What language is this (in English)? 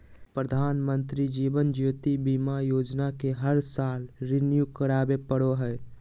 Magahi